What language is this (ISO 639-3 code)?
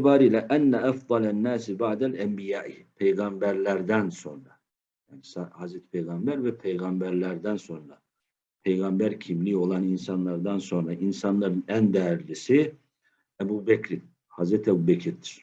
tur